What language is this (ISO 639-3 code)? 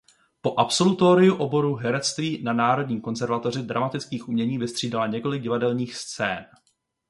ces